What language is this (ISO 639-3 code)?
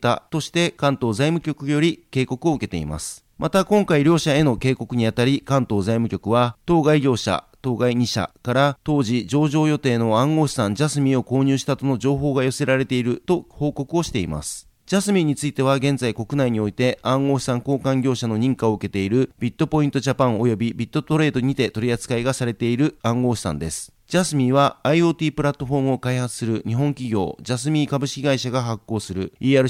jpn